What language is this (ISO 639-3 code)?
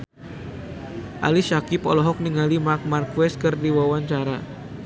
sun